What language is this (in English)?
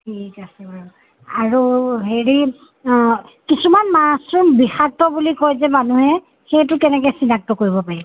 Assamese